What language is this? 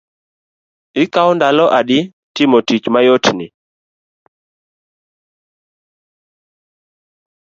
Luo (Kenya and Tanzania)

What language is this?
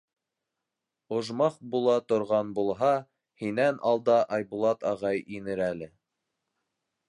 Bashkir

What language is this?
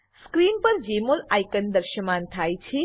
Gujarati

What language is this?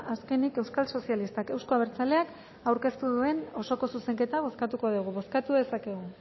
Basque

